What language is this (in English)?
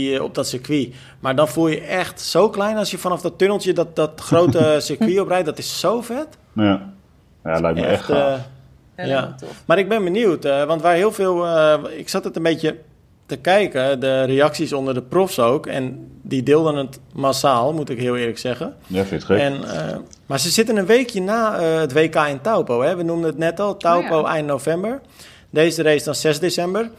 Dutch